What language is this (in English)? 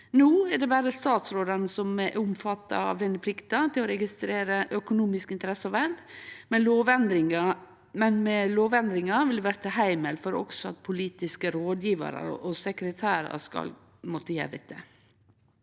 Norwegian